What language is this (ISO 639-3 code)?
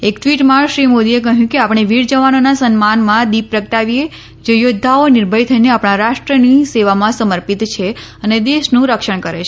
guj